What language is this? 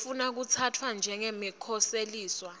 Swati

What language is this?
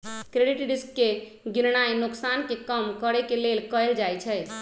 Magahi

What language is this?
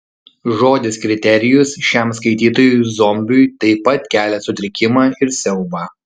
Lithuanian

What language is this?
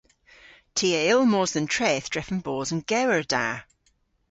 Cornish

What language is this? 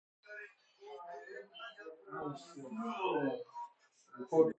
Persian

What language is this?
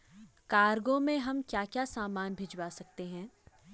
Hindi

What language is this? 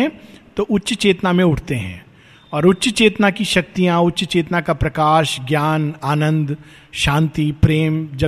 Hindi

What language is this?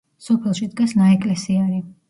Georgian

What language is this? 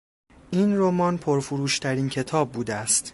Persian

